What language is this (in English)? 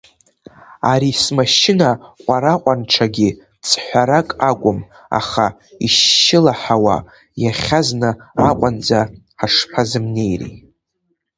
Abkhazian